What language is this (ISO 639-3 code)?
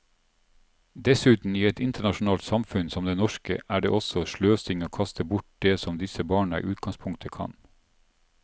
nor